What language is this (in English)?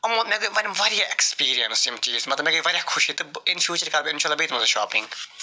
Kashmiri